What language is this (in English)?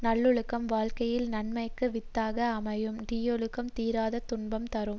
Tamil